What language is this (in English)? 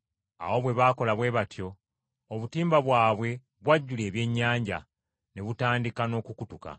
Ganda